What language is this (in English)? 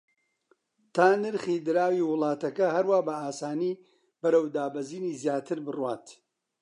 Central Kurdish